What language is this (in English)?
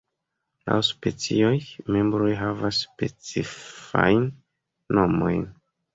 Esperanto